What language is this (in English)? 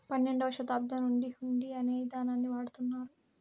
Telugu